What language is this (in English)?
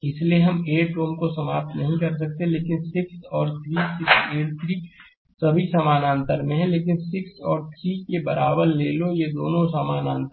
Hindi